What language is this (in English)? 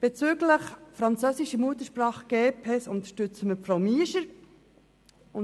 Swiss German